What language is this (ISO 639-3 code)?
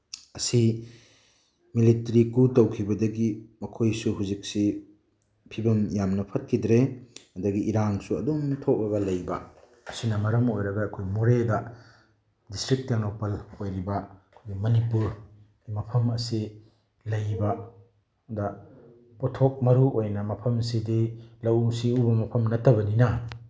mni